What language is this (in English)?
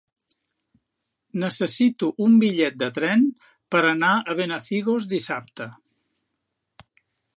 Catalan